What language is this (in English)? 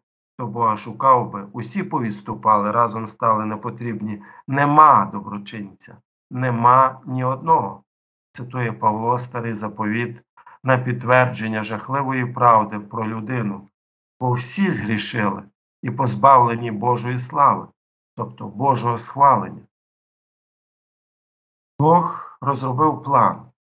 Ukrainian